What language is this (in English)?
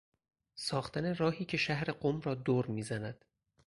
Persian